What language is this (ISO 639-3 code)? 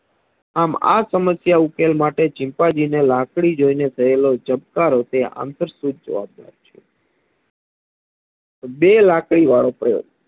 guj